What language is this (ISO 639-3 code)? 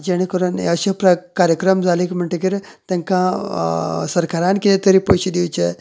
kok